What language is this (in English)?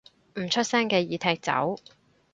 Cantonese